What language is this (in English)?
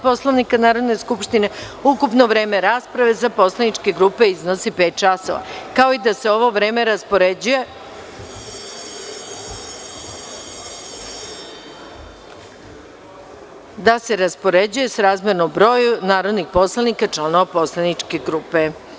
Serbian